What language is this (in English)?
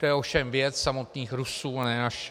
Czech